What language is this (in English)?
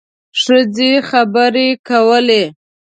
Pashto